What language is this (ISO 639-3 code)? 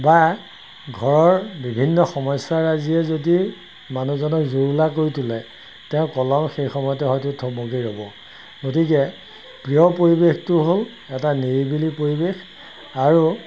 asm